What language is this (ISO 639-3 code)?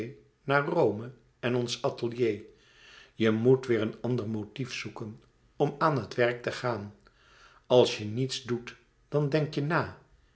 nld